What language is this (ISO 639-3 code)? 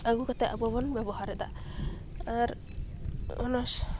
sat